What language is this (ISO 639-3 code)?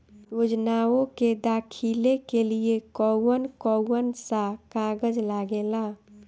bho